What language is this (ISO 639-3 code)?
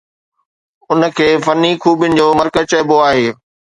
snd